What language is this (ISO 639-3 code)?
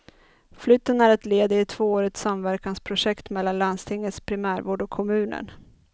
swe